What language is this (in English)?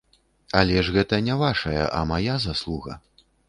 Belarusian